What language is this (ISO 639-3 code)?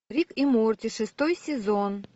rus